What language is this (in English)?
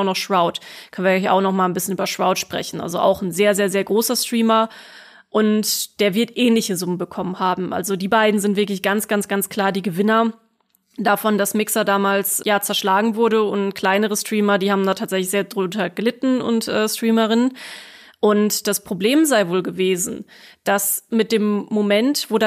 German